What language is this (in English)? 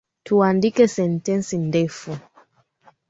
Swahili